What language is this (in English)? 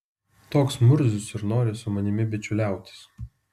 Lithuanian